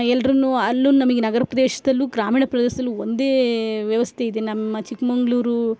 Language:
Kannada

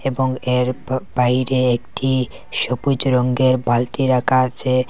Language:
Bangla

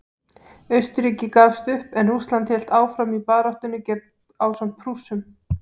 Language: Icelandic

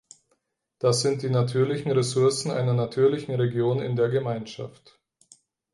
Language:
German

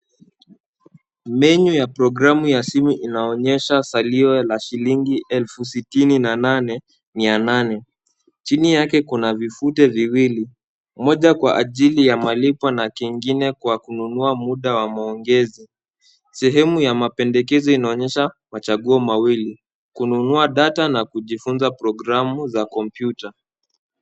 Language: Swahili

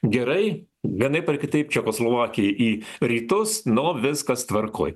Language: Lithuanian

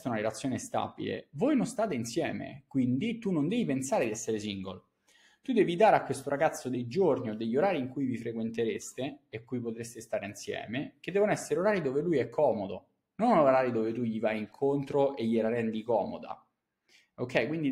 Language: Italian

